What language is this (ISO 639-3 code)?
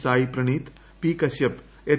mal